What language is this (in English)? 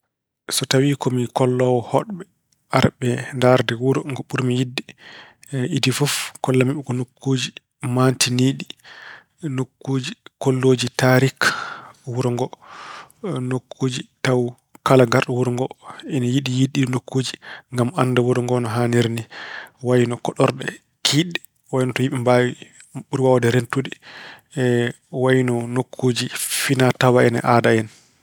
Fula